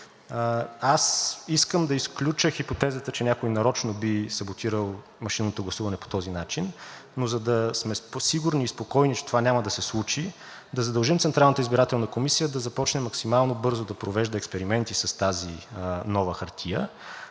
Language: Bulgarian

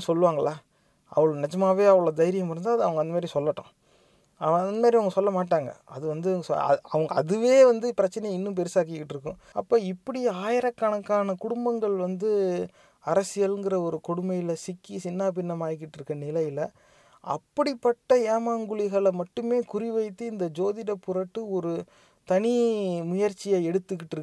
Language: Tamil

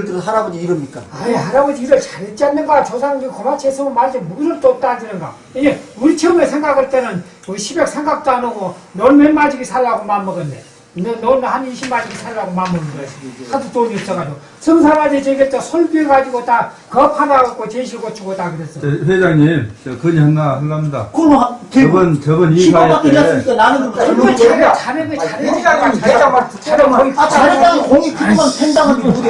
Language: Korean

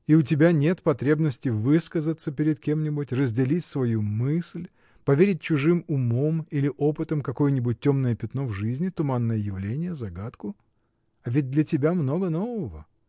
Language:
Russian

